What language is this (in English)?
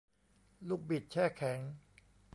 Thai